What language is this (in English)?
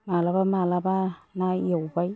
Bodo